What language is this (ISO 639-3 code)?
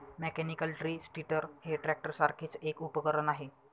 mar